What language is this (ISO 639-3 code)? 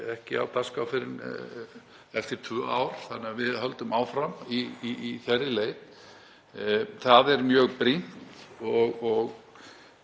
isl